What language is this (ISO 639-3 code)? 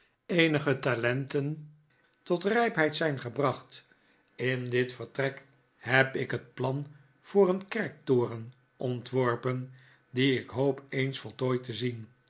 nld